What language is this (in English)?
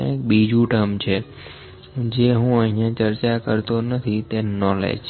Gujarati